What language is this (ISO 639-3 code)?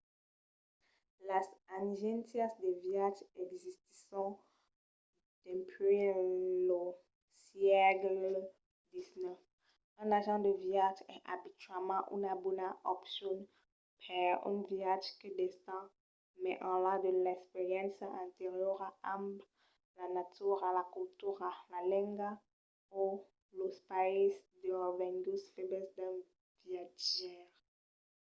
oci